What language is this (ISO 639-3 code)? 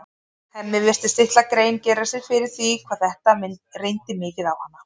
isl